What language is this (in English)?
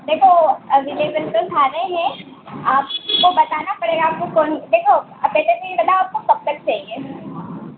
Hindi